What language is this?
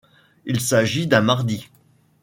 French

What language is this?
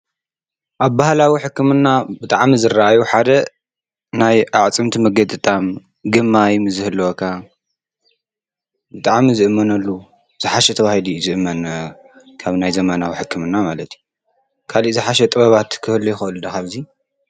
Tigrinya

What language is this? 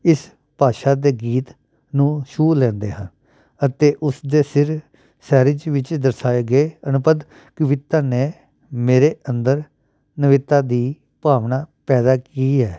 Punjabi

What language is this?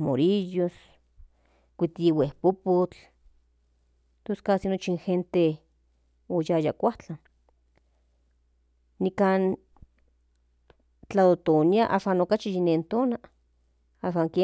Central Nahuatl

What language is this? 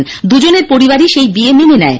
Bangla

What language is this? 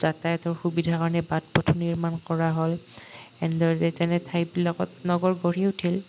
Assamese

